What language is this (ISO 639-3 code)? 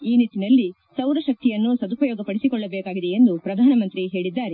kan